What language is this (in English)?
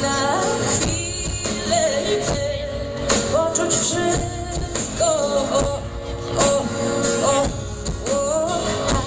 Polish